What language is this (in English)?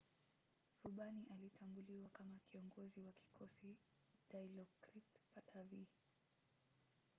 Swahili